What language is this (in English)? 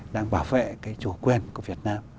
Vietnamese